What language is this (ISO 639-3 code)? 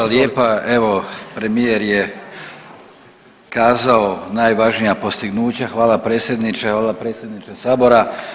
hrv